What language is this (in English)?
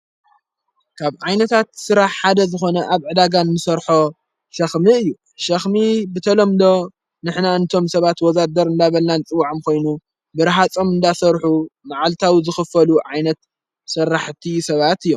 Tigrinya